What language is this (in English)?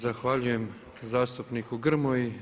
Croatian